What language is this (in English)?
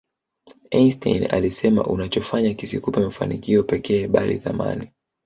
Swahili